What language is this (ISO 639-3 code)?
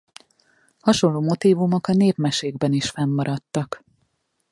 hun